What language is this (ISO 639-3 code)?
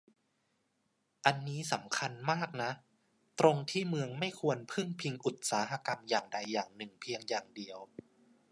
tha